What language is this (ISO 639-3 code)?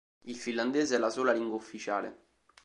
ita